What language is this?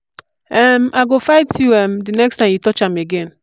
Nigerian Pidgin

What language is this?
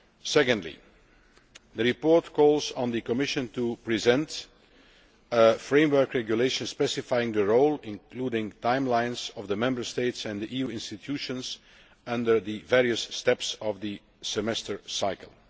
English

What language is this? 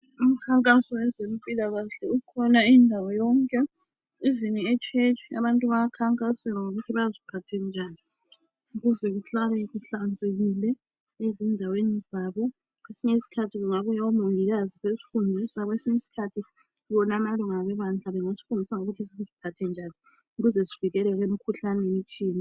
North Ndebele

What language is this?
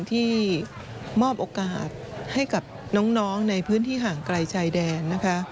Thai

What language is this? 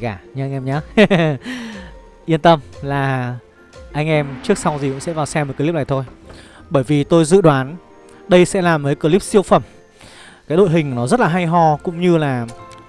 Vietnamese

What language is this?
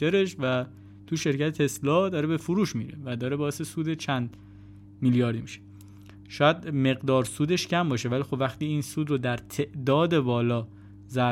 Persian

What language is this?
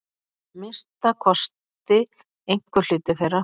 Icelandic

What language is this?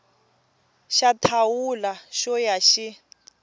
Tsonga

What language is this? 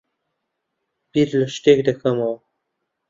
Central Kurdish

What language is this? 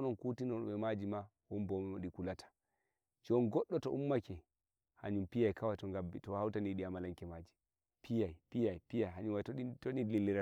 Nigerian Fulfulde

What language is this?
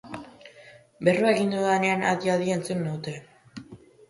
Basque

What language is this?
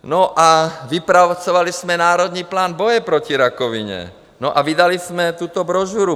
Czech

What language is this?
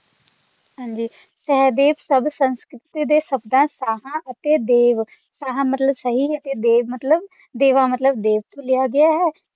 Punjabi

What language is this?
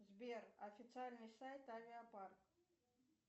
Russian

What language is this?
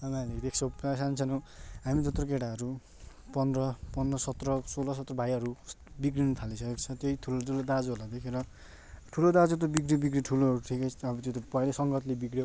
Nepali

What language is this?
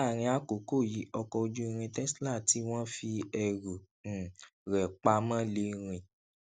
Yoruba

